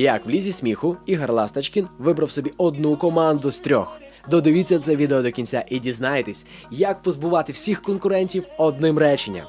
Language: Ukrainian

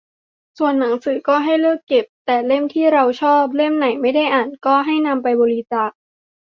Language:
Thai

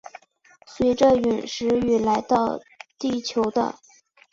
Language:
Chinese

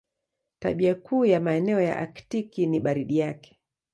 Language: Swahili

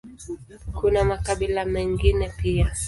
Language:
Swahili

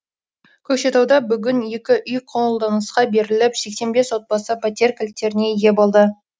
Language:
Kazakh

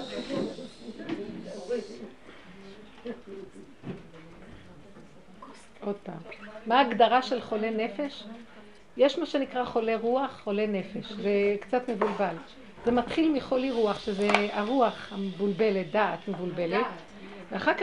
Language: Hebrew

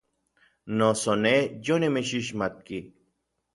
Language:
Orizaba Nahuatl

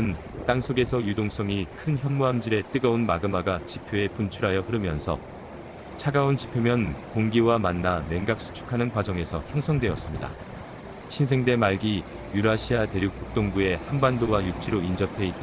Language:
Korean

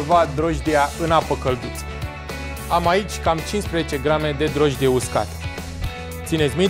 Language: Romanian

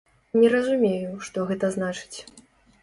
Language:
Belarusian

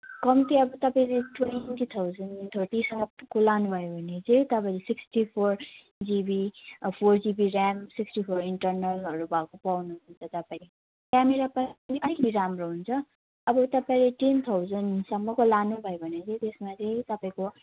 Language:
Nepali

